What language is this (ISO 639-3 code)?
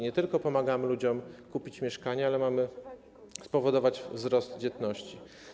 pol